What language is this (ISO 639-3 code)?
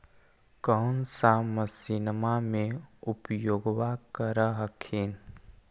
mag